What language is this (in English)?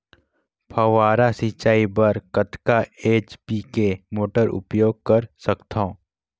Chhattisgarhi